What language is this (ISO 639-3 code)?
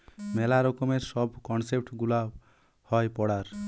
ben